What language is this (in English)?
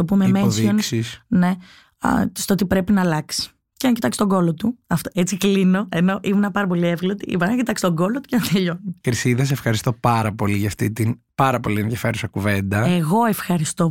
Greek